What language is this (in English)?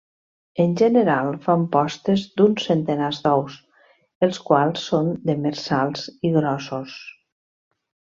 Catalan